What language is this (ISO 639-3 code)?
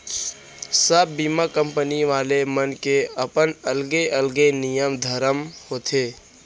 hne